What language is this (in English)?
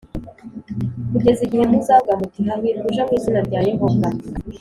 Kinyarwanda